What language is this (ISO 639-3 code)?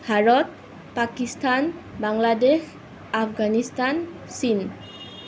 asm